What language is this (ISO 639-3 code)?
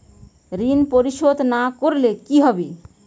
ben